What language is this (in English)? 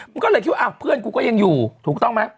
Thai